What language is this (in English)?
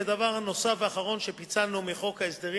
Hebrew